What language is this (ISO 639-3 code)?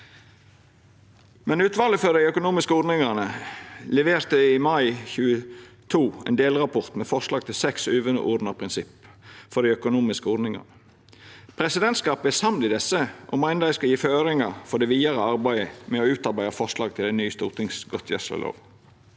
nor